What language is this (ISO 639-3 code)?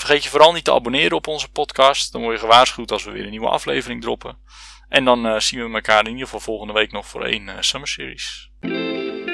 nld